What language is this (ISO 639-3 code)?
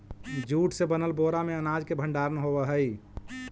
mag